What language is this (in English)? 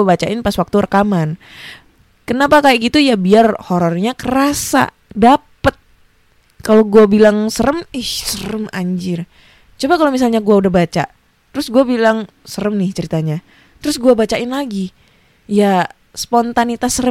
Indonesian